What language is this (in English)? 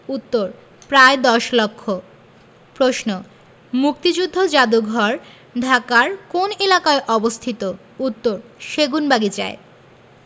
Bangla